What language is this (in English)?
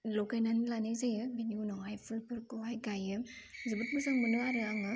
Bodo